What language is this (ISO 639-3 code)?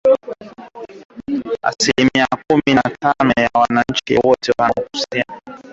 swa